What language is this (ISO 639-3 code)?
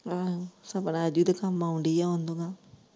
pan